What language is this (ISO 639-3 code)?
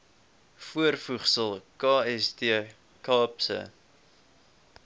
afr